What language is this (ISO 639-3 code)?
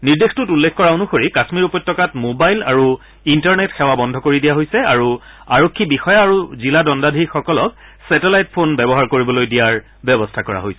asm